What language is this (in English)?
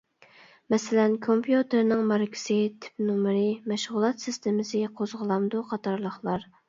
Uyghur